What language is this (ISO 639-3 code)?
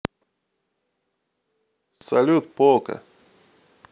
rus